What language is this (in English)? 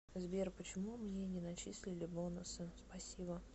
Russian